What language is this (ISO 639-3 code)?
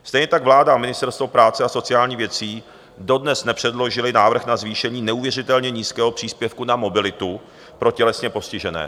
ces